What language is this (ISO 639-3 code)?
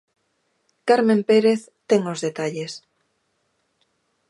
glg